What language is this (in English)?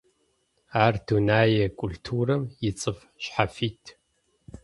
Adyghe